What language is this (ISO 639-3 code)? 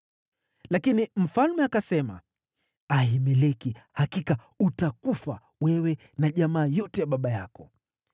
swa